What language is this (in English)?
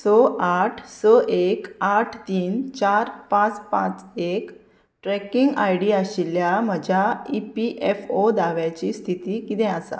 Konkani